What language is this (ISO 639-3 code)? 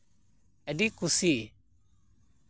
sat